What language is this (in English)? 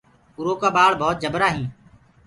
Gurgula